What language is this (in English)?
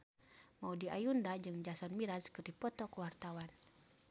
Sundanese